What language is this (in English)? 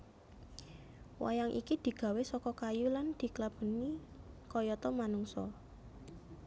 Javanese